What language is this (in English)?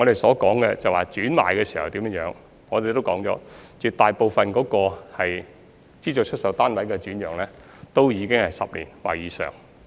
Cantonese